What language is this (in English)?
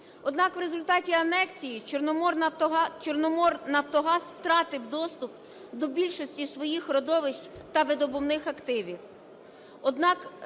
Ukrainian